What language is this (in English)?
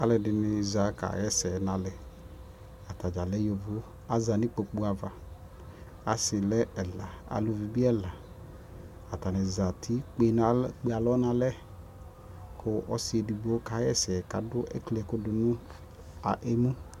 Ikposo